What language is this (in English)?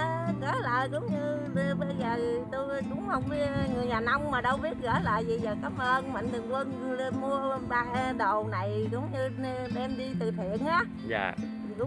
Vietnamese